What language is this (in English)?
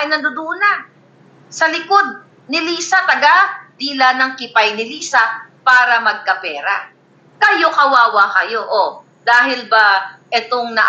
Filipino